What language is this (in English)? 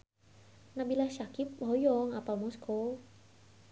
Sundanese